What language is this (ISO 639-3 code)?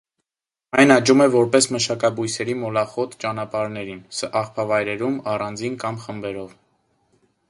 hye